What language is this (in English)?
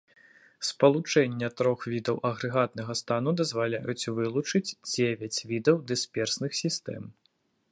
Belarusian